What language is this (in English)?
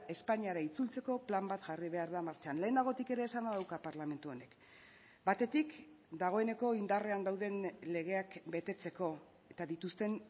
Basque